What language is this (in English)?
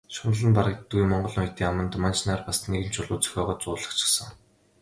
Mongolian